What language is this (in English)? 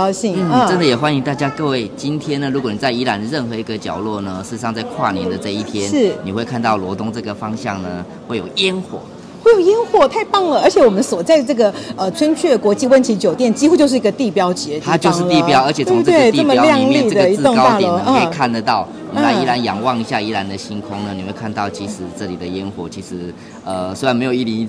Chinese